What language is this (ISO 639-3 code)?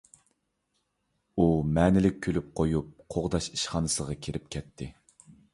uig